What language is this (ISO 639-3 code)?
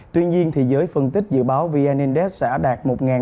vie